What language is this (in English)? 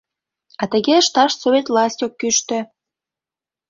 Mari